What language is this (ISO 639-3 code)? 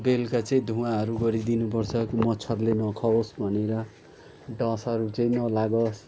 nep